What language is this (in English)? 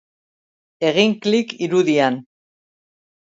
Basque